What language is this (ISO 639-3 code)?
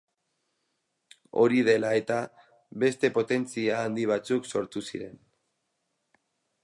eus